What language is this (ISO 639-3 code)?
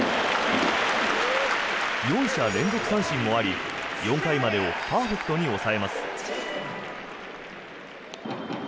jpn